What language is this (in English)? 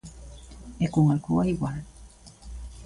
Galician